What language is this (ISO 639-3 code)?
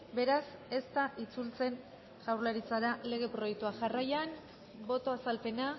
eus